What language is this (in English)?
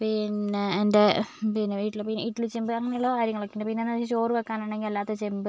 Malayalam